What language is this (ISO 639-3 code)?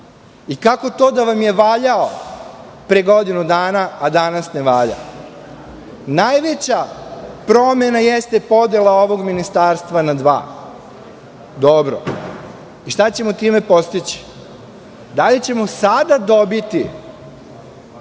srp